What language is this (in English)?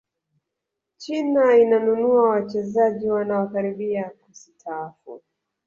Swahili